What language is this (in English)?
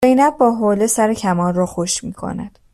Persian